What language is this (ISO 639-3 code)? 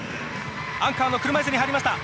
jpn